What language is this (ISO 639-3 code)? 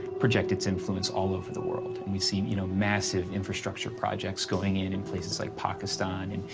eng